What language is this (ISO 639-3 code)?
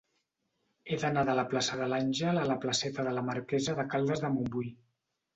cat